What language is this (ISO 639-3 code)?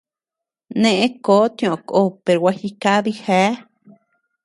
cux